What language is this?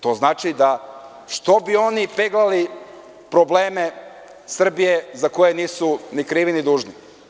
Serbian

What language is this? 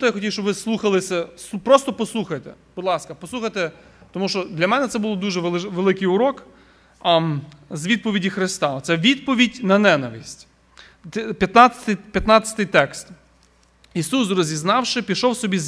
Ukrainian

